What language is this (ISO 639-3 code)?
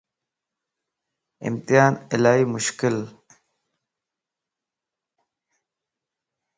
lss